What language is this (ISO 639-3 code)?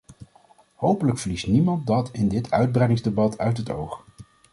nld